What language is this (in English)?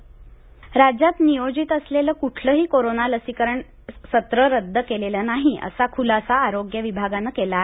Marathi